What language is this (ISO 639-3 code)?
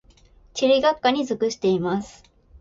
jpn